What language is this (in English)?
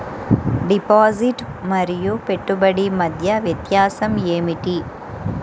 Telugu